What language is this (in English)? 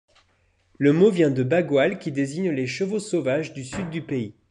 French